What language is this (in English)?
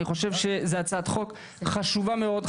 Hebrew